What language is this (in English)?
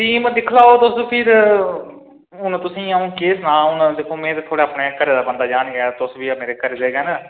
Dogri